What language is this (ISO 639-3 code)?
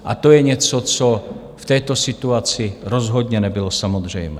ces